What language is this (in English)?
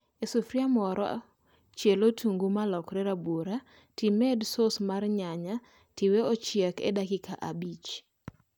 Luo (Kenya and Tanzania)